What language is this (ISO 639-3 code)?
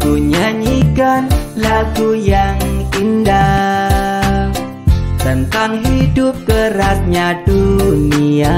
ind